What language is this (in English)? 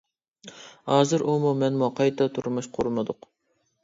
Uyghur